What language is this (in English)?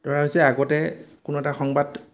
Assamese